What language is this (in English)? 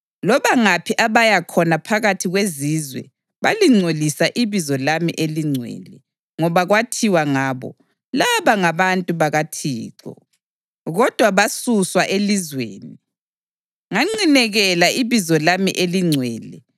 North Ndebele